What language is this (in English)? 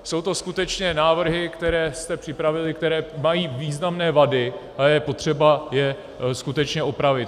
Czech